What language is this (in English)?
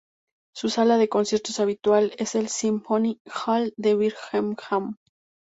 Spanish